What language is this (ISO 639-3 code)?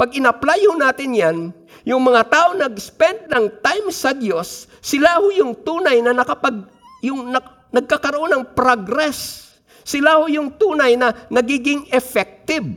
fil